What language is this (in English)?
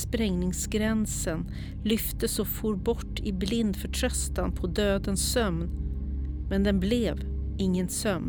Swedish